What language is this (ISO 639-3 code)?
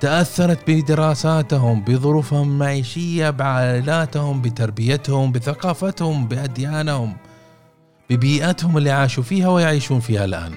ara